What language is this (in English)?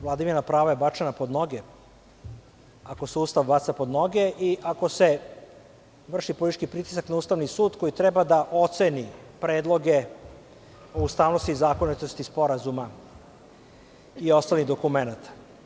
Serbian